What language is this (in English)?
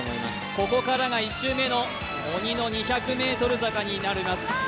Japanese